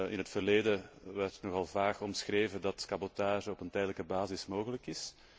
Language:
Dutch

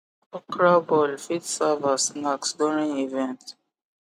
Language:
Nigerian Pidgin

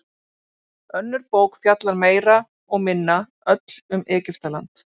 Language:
Icelandic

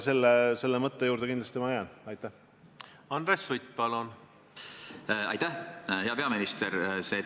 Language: Estonian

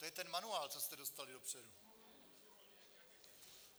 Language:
Czech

